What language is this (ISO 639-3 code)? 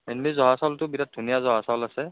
asm